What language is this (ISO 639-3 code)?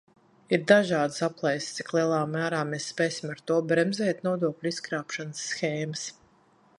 lav